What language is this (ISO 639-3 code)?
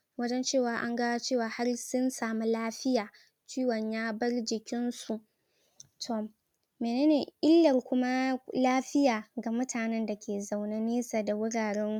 hau